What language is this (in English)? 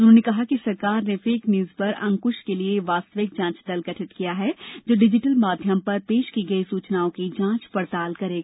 Hindi